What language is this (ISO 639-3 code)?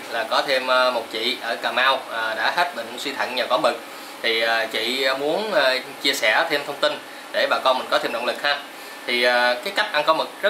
vie